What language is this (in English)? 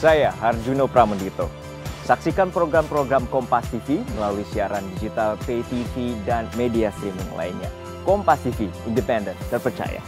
Indonesian